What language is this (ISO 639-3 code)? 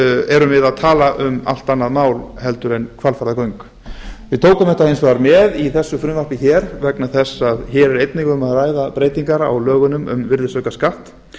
isl